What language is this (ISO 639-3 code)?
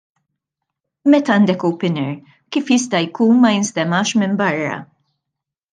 mlt